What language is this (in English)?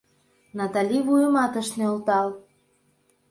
Mari